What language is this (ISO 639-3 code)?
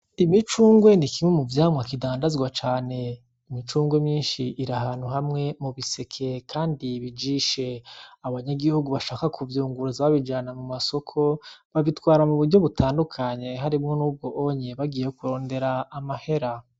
run